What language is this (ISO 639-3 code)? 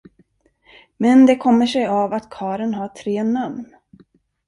swe